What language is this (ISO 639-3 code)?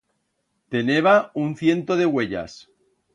arg